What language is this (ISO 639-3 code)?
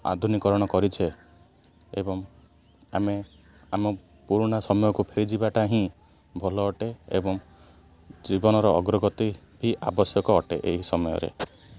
ori